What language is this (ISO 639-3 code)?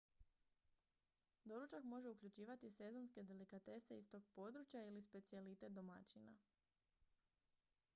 hrv